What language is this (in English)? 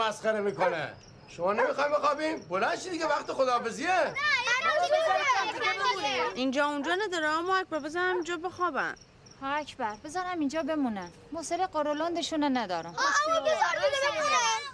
Persian